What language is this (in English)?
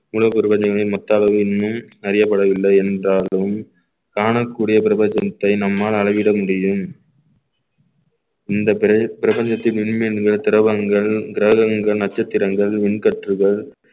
Tamil